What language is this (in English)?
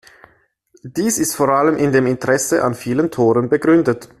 German